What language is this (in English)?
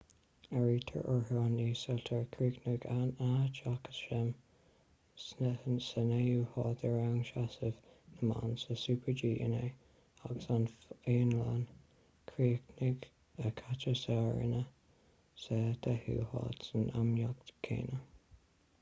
Irish